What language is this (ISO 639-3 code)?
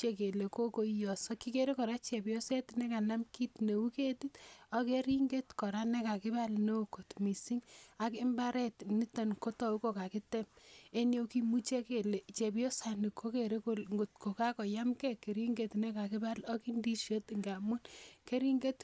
kln